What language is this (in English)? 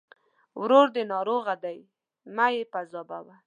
Pashto